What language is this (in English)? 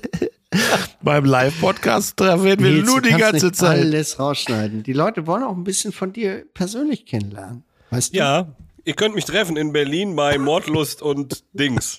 German